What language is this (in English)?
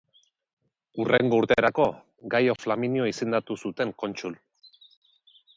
Basque